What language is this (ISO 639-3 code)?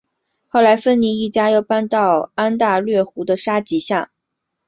zho